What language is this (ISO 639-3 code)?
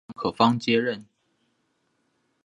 zho